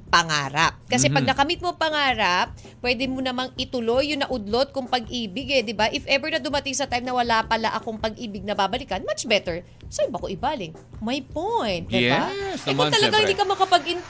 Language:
Filipino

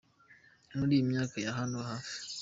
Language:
Kinyarwanda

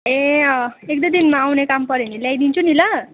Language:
Nepali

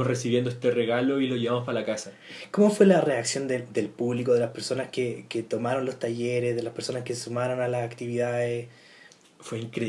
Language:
Spanish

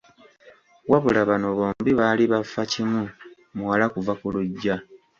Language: Ganda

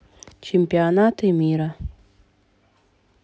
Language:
Russian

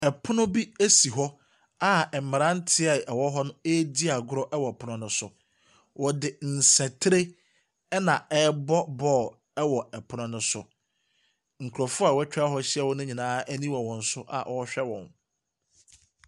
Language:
Akan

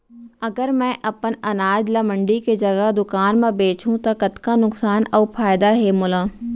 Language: Chhattisgarhi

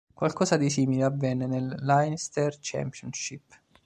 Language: Italian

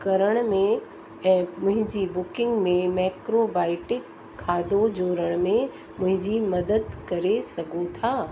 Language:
Sindhi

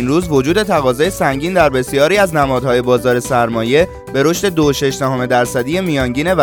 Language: Persian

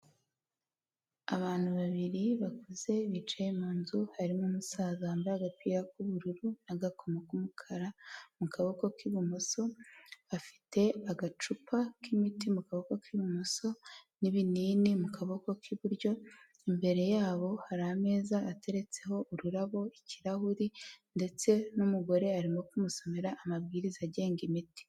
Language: Kinyarwanda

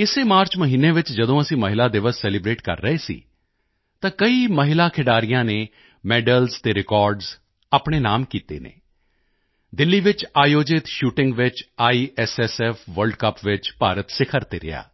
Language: Punjabi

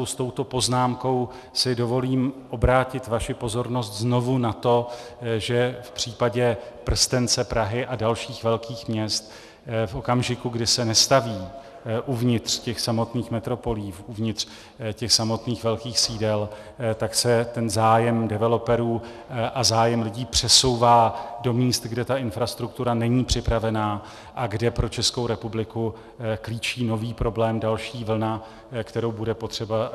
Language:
Czech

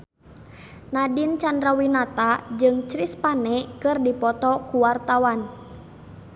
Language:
Sundanese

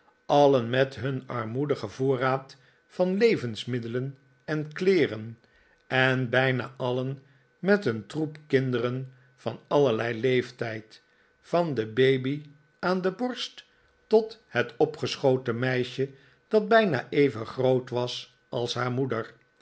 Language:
Dutch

